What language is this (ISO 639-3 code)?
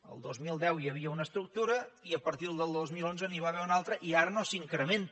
cat